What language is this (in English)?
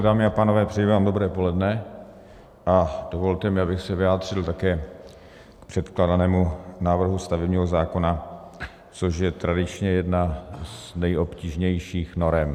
Czech